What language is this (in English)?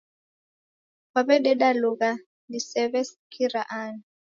Taita